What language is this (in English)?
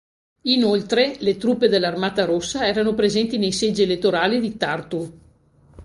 Italian